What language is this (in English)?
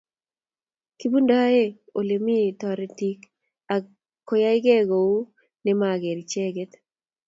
Kalenjin